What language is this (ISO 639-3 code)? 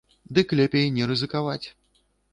bel